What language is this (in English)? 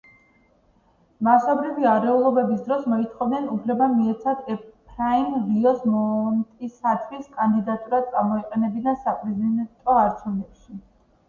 Georgian